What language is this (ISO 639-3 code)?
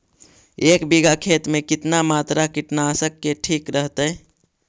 mag